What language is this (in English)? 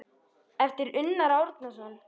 Icelandic